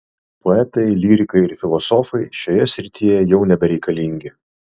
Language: Lithuanian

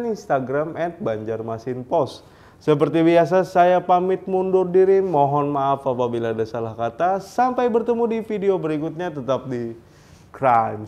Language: Indonesian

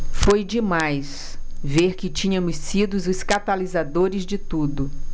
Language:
Portuguese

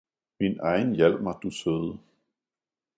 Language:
Danish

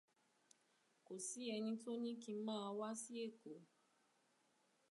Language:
Yoruba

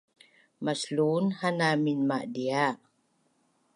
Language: Bunun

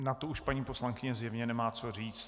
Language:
Czech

